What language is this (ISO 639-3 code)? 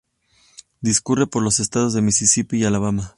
spa